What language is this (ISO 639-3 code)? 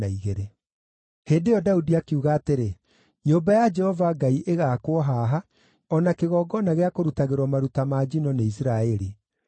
kik